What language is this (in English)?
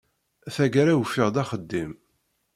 Kabyle